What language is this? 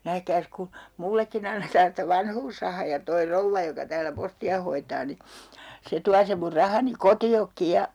Finnish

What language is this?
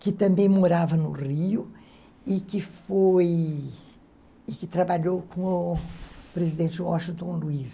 Portuguese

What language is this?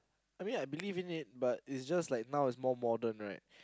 English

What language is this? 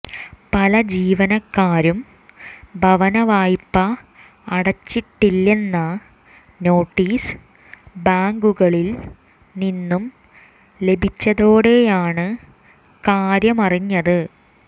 Malayalam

